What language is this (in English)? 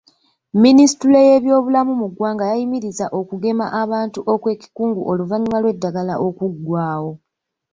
Ganda